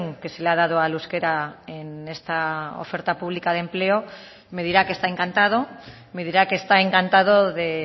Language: Spanish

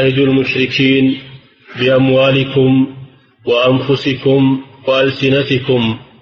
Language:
Arabic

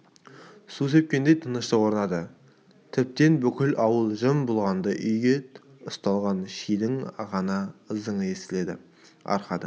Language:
Kazakh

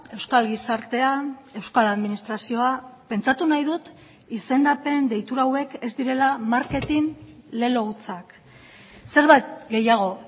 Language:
Basque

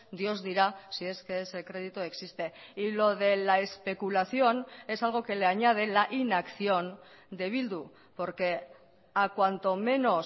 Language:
Spanish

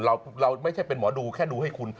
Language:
Thai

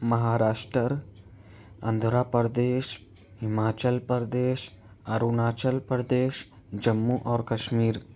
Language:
Urdu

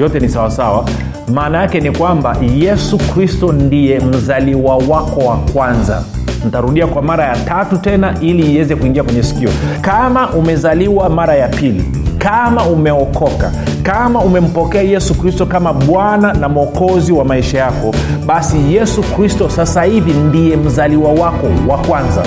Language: Swahili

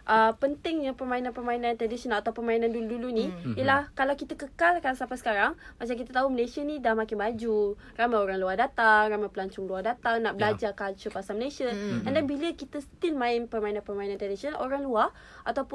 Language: Malay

